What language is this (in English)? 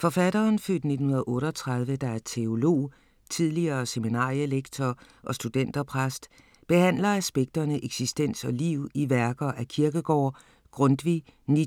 Danish